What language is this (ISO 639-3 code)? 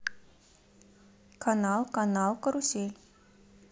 rus